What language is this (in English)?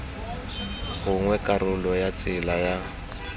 Tswana